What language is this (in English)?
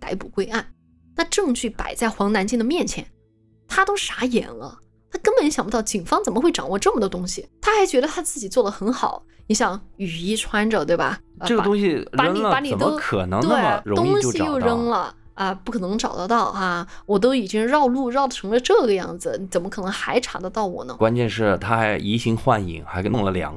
Chinese